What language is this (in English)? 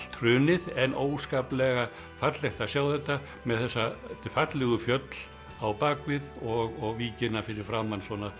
Icelandic